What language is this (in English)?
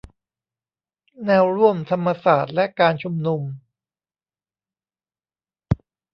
Thai